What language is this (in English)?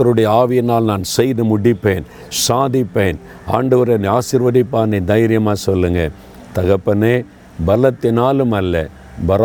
Tamil